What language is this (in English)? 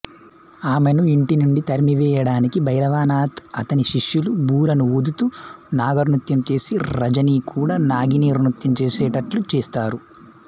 Telugu